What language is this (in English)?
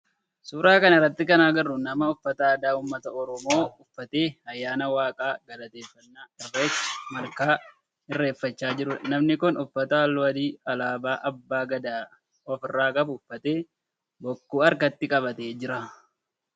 Oromo